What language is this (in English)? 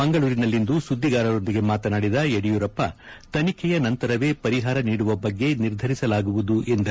Kannada